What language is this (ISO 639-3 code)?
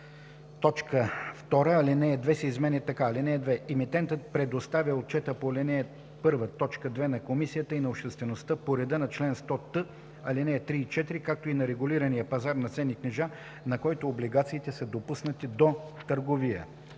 bul